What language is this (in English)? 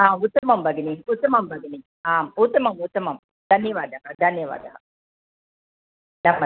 Sanskrit